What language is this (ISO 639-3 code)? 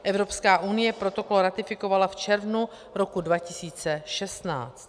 ces